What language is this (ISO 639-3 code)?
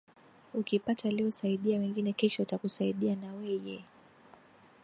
swa